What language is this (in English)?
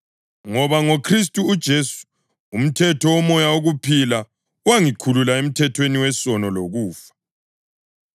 North Ndebele